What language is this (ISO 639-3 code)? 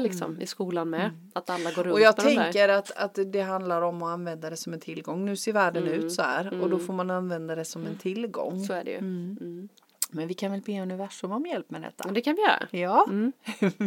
swe